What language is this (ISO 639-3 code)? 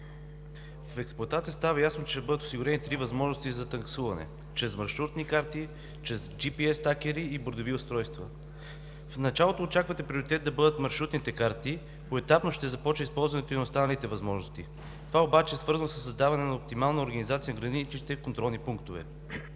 bul